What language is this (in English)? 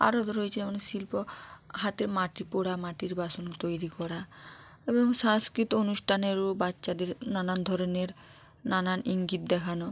Bangla